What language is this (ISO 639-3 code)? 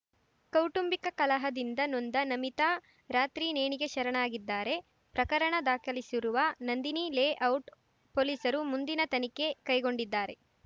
kan